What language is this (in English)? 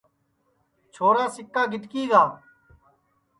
Sansi